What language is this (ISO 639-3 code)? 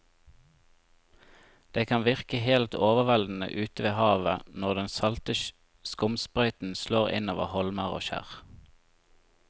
nor